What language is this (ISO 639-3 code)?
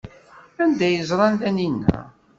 kab